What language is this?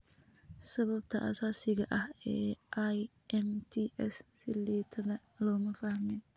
Somali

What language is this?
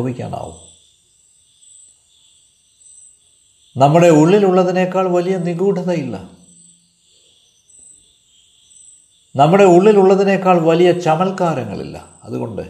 Malayalam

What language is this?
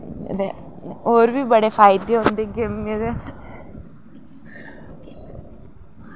Dogri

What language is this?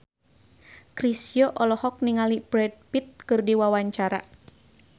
Sundanese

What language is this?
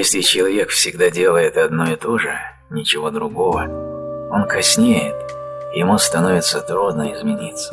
Russian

